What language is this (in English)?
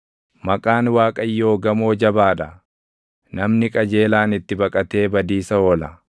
Oromo